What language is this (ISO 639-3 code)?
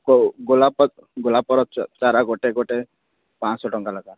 ori